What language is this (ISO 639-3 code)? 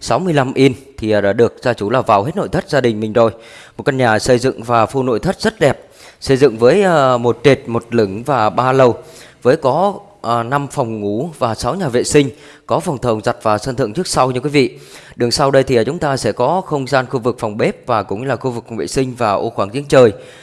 vie